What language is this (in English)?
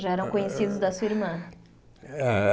Portuguese